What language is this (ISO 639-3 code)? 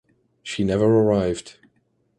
eng